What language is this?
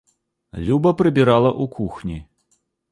Belarusian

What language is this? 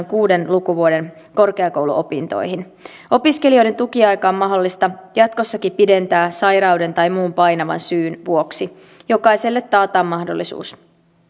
Finnish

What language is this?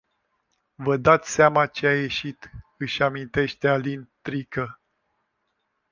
Romanian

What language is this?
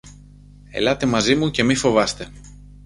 Greek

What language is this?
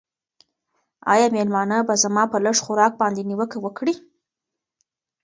Pashto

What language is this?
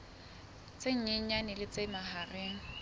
Southern Sotho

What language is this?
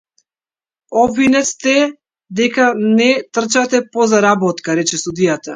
Macedonian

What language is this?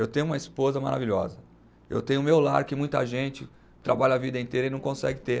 Portuguese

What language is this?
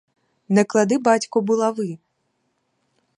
Ukrainian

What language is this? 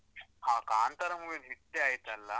Kannada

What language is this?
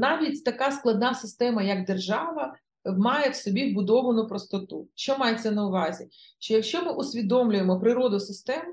Ukrainian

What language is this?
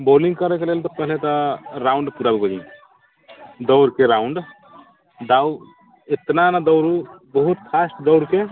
Maithili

